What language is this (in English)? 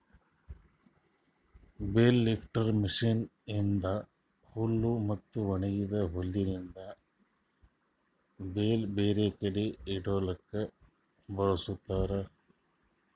Kannada